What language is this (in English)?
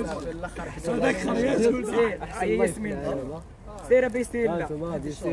Arabic